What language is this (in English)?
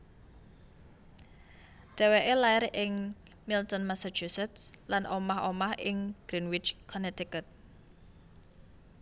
Javanese